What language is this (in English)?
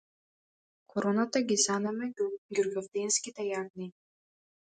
Macedonian